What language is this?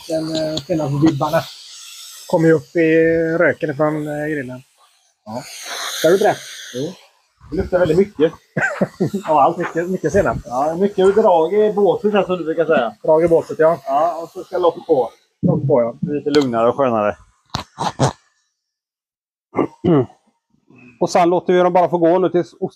Swedish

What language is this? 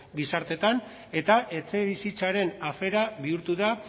Basque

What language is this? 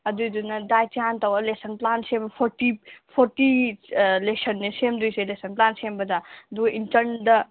Manipuri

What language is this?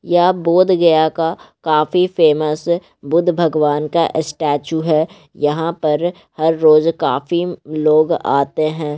Magahi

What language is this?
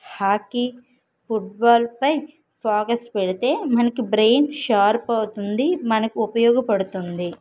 Telugu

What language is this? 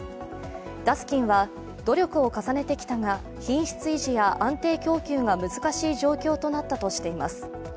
Japanese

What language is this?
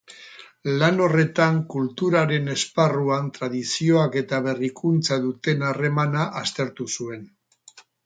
Basque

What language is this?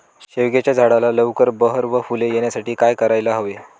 Marathi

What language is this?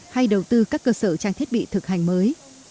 Vietnamese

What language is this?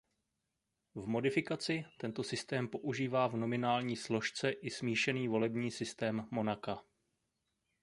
Czech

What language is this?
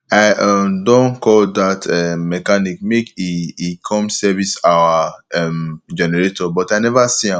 Nigerian Pidgin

